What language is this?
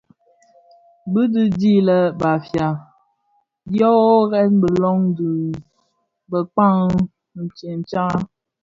Bafia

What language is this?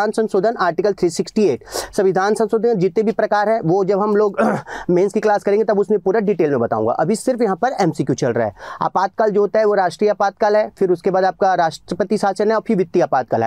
Hindi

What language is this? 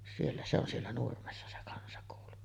Finnish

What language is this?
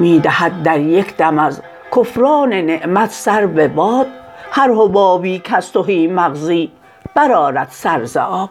Persian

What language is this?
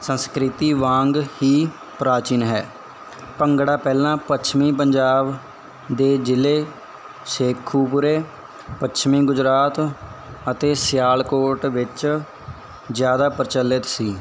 Punjabi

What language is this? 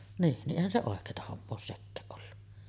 Finnish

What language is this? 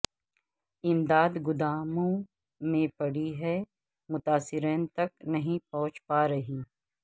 Urdu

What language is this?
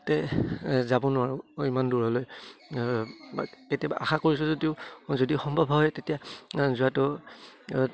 Assamese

